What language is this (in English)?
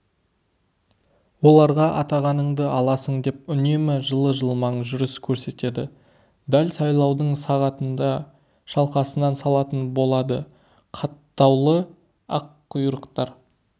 Kazakh